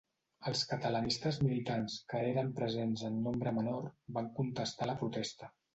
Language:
Catalan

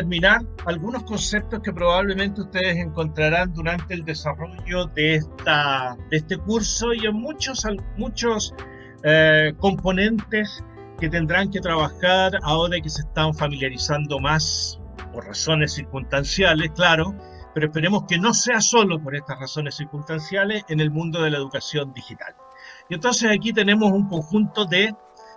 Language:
Spanish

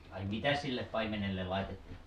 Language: Finnish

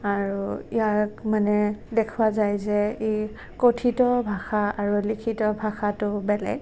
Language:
Assamese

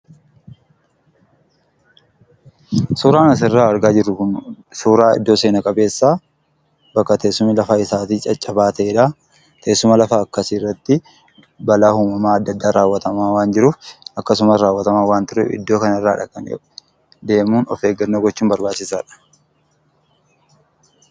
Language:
Oromo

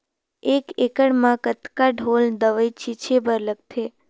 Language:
Chhattisgarhi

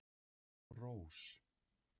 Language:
Icelandic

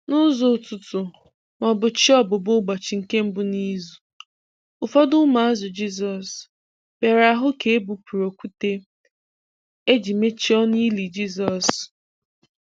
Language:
Igbo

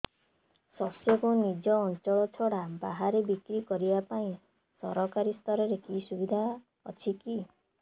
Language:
Odia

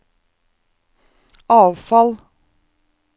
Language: Norwegian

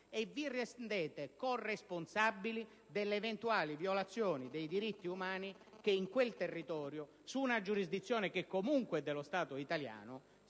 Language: Italian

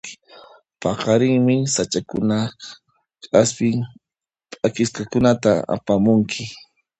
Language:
Puno Quechua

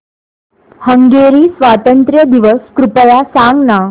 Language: Marathi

